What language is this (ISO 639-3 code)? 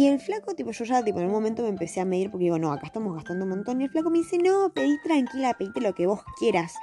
spa